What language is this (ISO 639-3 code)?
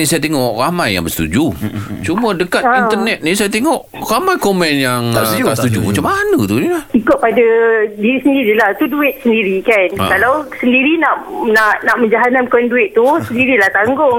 msa